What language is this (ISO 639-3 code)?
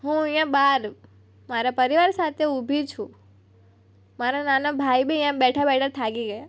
guj